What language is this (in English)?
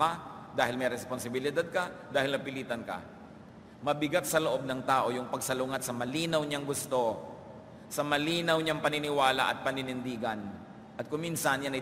Filipino